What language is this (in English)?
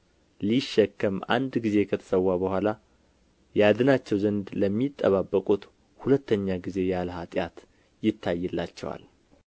Amharic